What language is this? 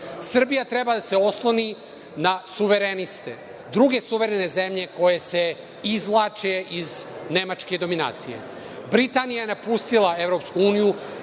Serbian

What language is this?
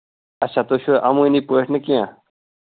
Kashmiri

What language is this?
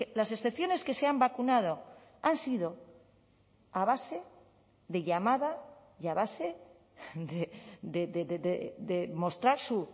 Spanish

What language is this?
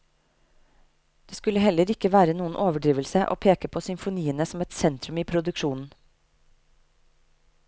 Norwegian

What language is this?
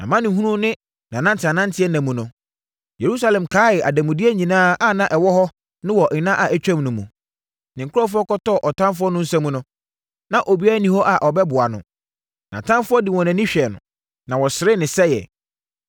Akan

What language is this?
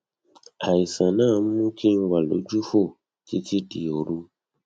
Yoruba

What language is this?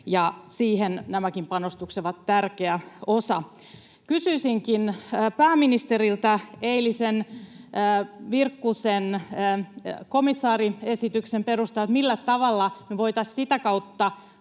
Finnish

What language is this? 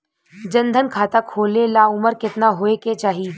Bhojpuri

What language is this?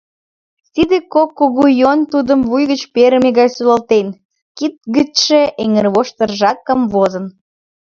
Mari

